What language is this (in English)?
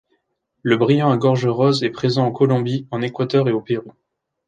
French